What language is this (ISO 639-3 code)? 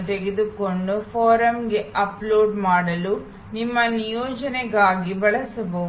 kan